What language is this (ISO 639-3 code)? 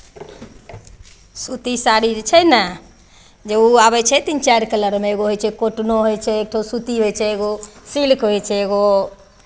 mai